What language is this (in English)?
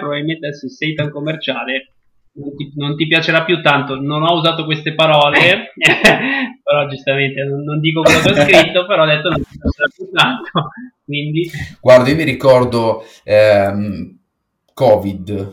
Italian